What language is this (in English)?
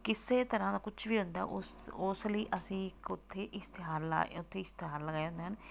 Punjabi